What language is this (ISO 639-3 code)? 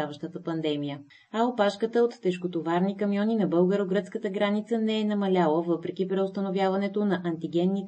bul